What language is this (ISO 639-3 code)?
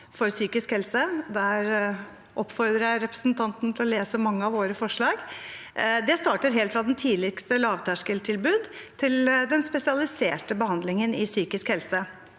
nor